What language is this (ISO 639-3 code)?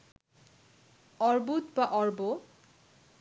ben